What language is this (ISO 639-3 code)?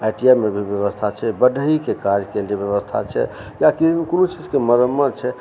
mai